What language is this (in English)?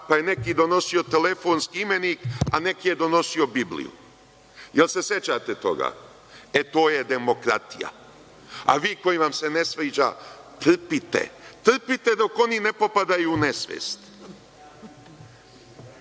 Serbian